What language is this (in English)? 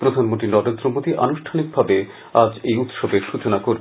Bangla